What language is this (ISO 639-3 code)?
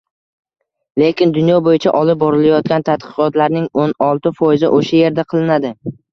uzb